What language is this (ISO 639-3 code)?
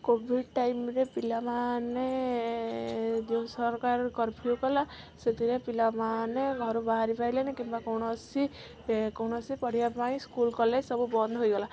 ori